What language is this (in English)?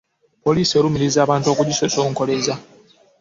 Ganda